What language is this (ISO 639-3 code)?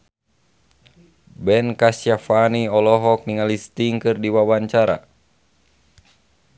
sun